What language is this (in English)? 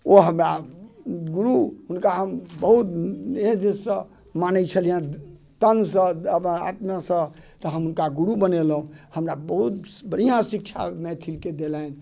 Maithili